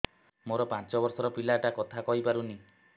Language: Odia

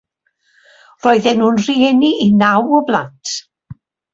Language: Welsh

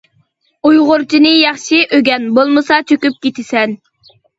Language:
Uyghur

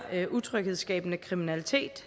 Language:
Danish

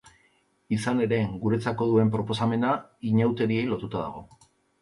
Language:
Basque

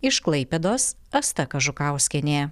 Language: Lithuanian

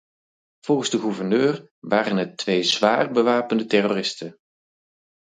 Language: Dutch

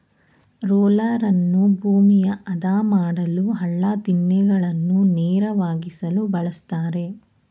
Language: Kannada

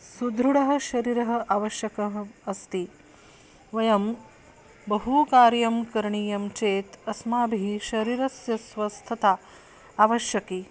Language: Sanskrit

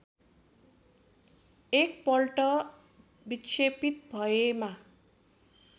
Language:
Nepali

